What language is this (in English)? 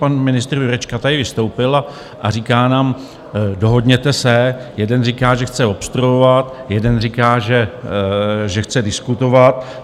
Czech